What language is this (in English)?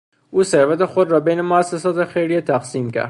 Persian